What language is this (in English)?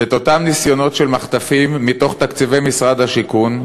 Hebrew